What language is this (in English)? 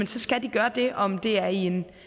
Danish